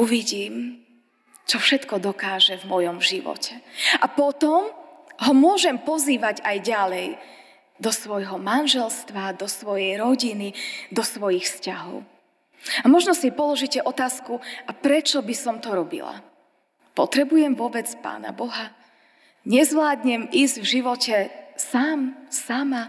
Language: Slovak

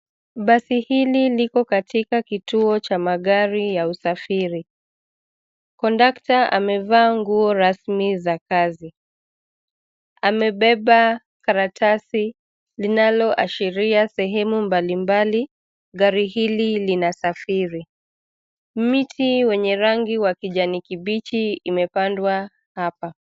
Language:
Swahili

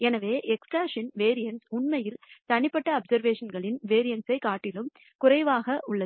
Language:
Tamil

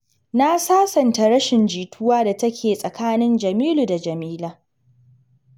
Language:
Hausa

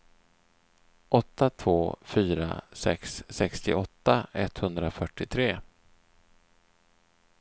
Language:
Swedish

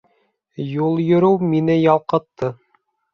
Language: Bashkir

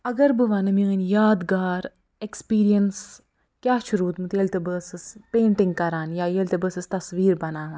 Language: Kashmiri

